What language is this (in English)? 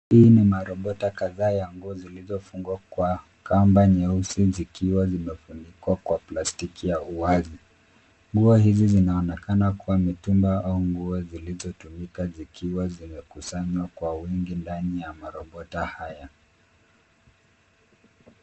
Swahili